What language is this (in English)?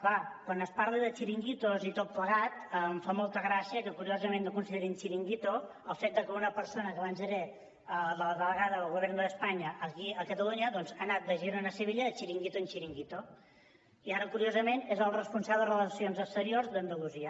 Catalan